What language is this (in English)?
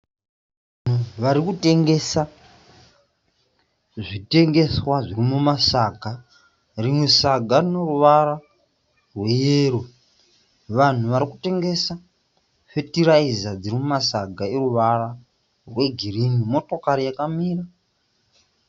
Shona